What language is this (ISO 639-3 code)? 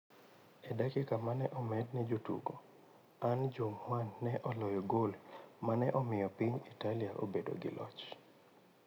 luo